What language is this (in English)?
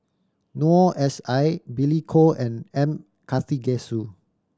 English